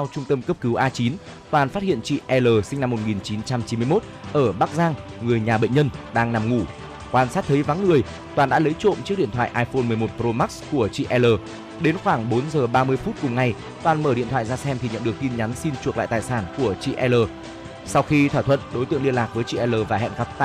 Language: Vietnamese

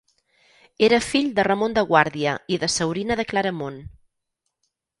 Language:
Catalan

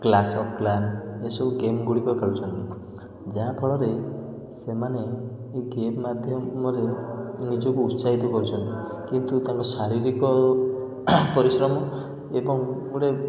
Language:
Odia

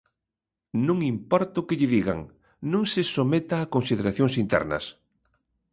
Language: Galician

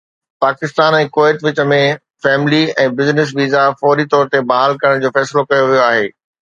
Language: Sindhi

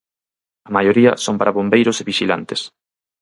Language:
Galician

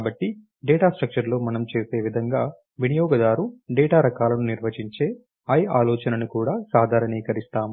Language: Telugu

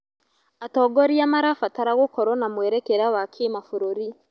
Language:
Kikuyu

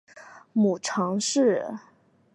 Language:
Chinese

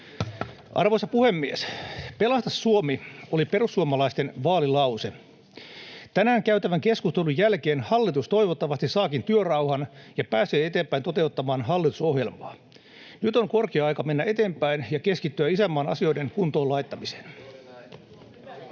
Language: Finnish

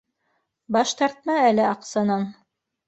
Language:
Bashkir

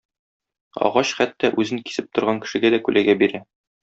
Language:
Tatar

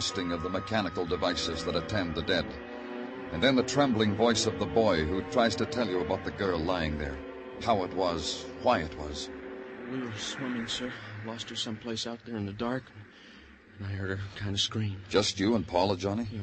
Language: English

